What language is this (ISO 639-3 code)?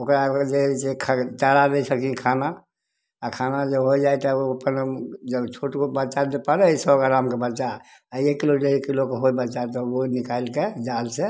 mai